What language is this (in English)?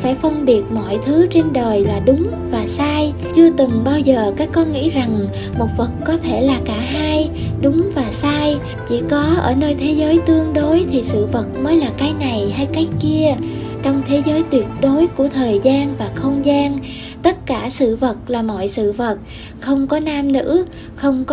Vietnamese